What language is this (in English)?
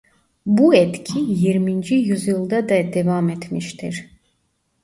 Turkish